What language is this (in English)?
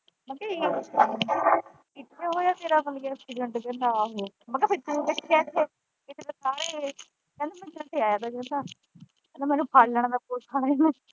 Punjabi